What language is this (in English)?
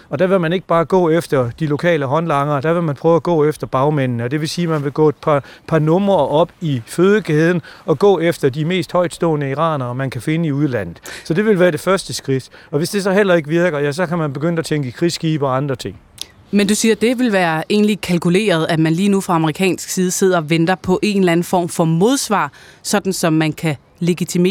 Danish